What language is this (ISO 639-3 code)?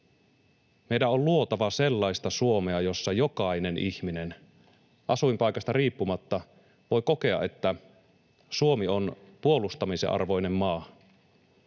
fin